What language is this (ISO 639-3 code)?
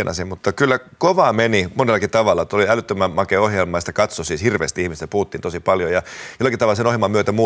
fin